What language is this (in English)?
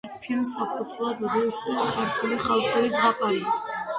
Georgian